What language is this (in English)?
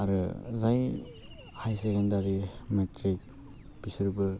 Bodo